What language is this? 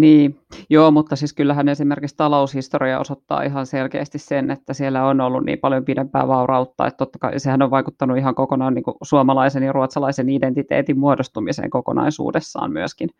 Finnish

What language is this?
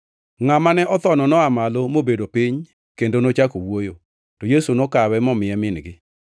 Luo (Kenya and Tanzania)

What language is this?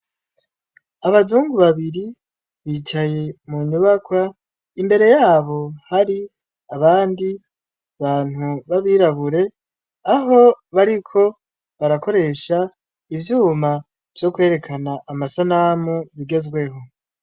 Rundi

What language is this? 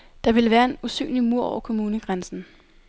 Danish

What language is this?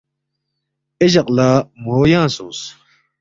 Balti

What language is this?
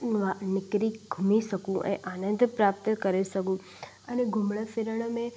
Sindhi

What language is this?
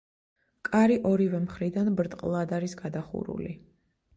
Georgian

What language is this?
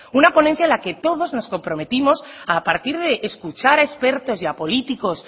Spanish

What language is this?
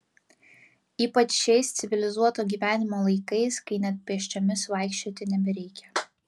Lithuanian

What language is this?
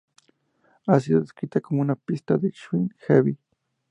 Spanish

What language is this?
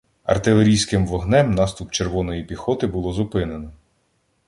Ukrainian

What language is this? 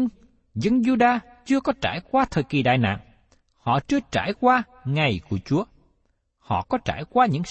Vietnamese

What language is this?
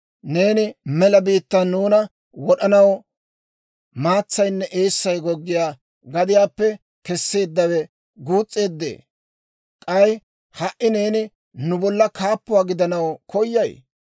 Dawro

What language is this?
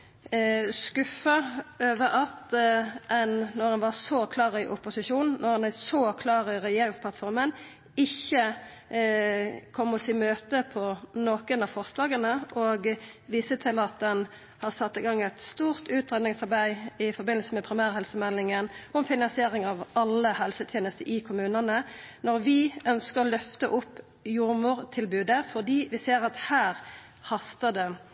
Norwegian Nynorsk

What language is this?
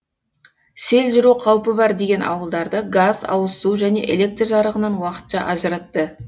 Kazakh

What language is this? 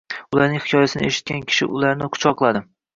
Uzbek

